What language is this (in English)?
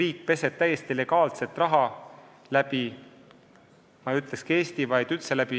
Estonian